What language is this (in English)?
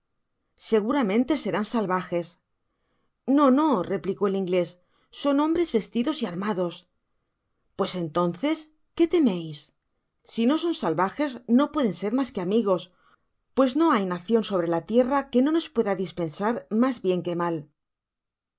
Spanish